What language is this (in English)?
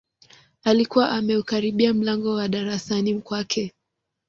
Swahili